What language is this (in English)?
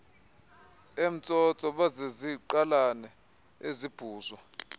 Xhosa